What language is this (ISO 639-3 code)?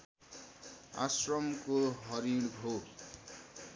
nep